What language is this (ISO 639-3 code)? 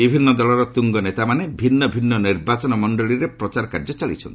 ori